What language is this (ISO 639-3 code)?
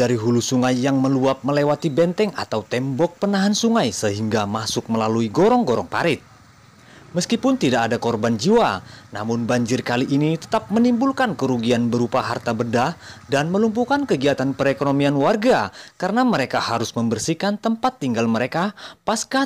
ind